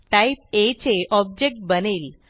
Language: Marathi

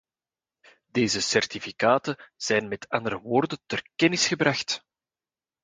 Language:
Dutch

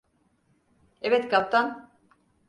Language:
Turkish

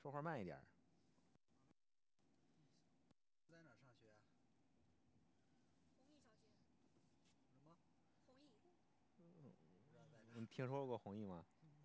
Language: Chinese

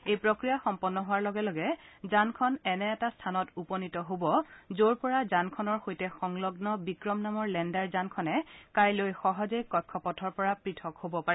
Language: Assamese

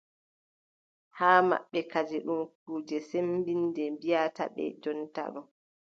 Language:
Adamawa Fulfulde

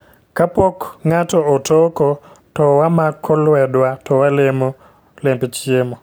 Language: Luo (Kenya and Tanzania)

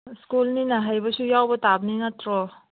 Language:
Manipuri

